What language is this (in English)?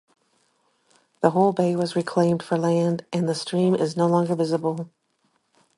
English